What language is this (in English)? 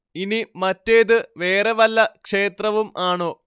Malayalam